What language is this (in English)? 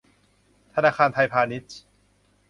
Thai